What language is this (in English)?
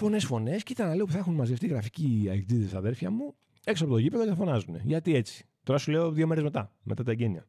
Greek